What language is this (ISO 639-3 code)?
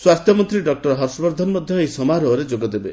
ori